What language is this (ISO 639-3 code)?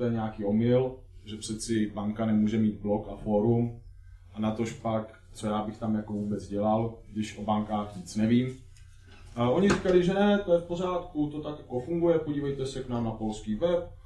ces